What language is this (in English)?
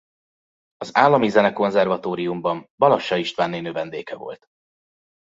Hungarian